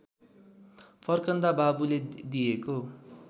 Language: Nepali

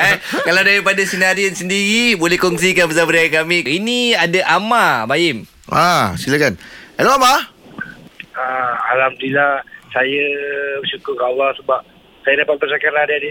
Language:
Malay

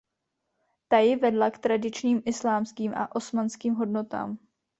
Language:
Czech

